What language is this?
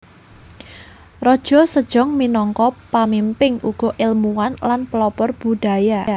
Javanese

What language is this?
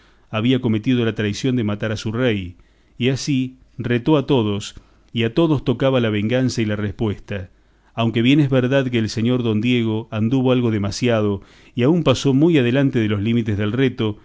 Spanish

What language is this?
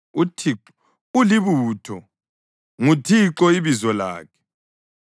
North Ndebele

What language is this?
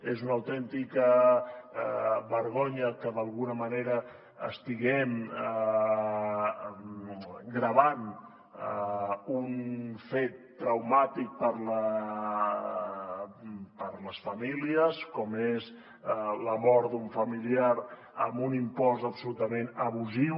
Catalan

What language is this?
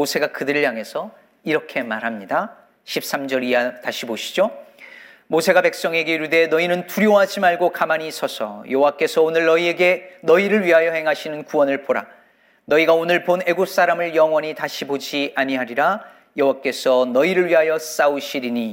Korean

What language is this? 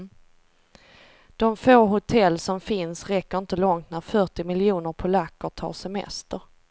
Swedish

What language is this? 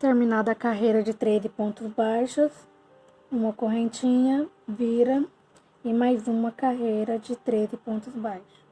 Portuguese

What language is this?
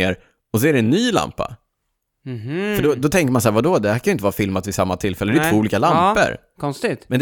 Swedish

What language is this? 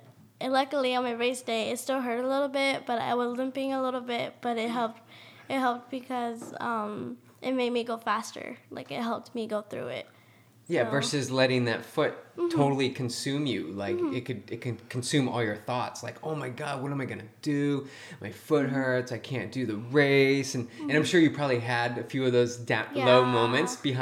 English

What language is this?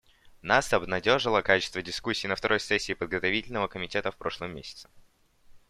Russian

